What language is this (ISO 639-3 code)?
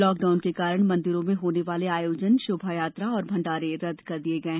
hin